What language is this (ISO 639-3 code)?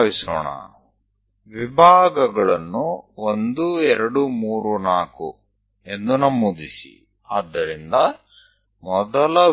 guj